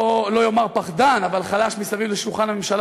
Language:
Hebrew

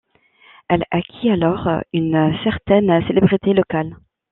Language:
French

